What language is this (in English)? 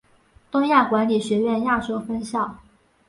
Chinese